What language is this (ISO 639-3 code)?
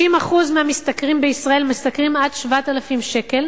heb